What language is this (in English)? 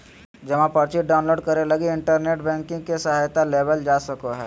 Magahi